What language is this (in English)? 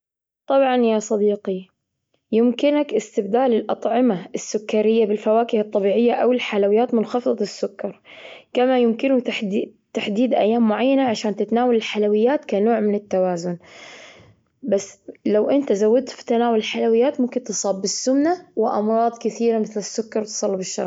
Gulf Arabic